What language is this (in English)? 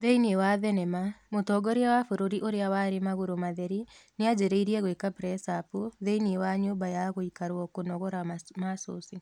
Kikuyu